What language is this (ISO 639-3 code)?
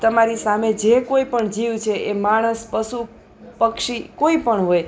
guj